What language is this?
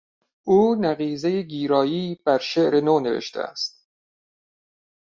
Persian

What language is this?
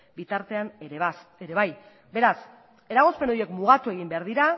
Basque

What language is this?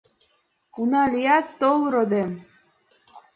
Mari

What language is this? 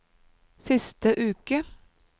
Norwegian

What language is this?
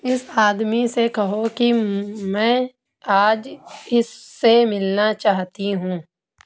Urdu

